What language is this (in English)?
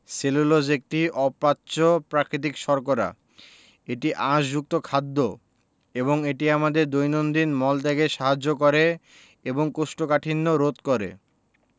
Bangla